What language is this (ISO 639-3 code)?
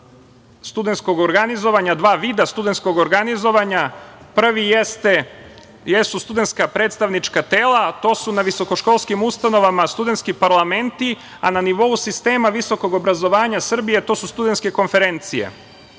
srp